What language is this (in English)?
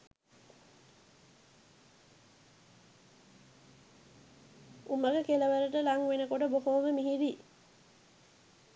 Sinhala